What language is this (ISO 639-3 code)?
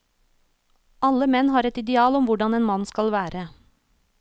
nor